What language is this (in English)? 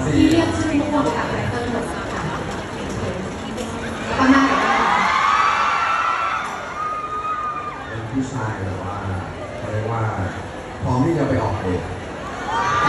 Thai